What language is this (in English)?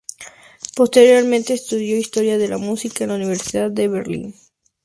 Spanish